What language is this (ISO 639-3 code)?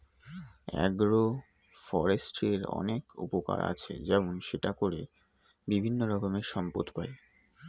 ben